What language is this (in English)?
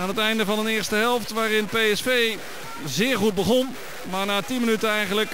Dutch